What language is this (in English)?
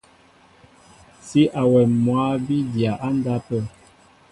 Mbo (Cameroon)